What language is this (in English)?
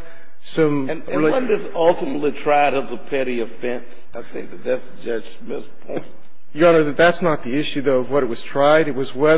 English